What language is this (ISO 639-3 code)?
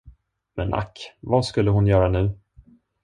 swe